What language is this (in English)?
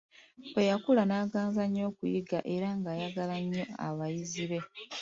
Ganda